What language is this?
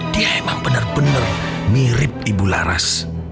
Indonesian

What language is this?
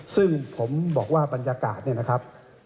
Thai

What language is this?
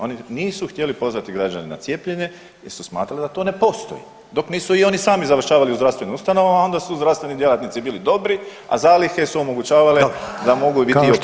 Croatian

